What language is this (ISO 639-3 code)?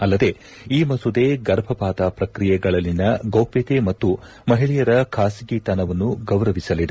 kan